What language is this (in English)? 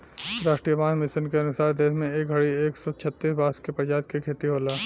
Bhojpuri